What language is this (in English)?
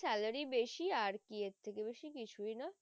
Bangla